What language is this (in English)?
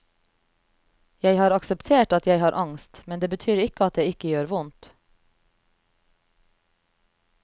Norwegian